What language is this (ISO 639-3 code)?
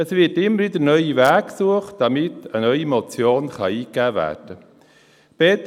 gsw